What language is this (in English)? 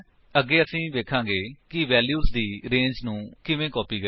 Punjabi